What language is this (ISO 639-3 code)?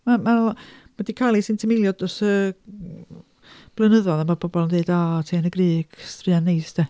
cym